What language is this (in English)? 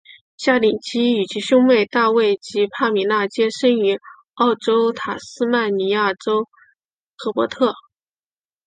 Chinese